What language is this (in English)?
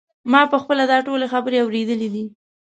Pashto